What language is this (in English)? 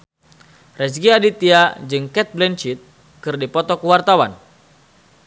Sundanese